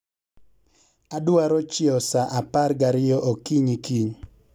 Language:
Luo (Kenya and Tanzania)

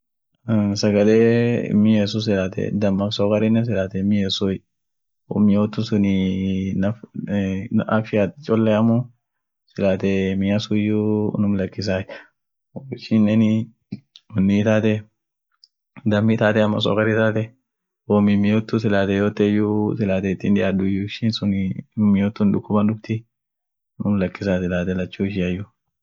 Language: Orma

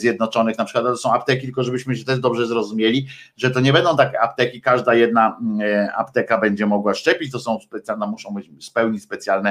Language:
Polish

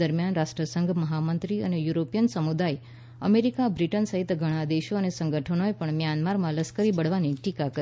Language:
Gujarati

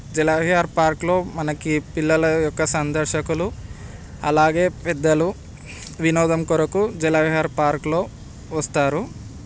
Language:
Telugu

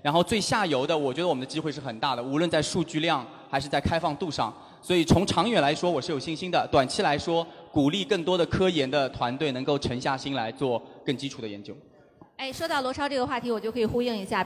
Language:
Chinese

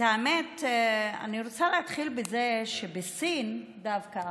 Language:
Hebrew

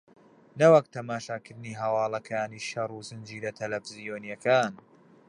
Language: Central Kurdish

